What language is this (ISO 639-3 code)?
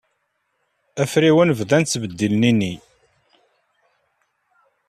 kab